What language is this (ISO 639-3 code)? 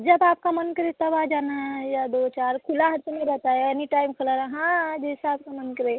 hin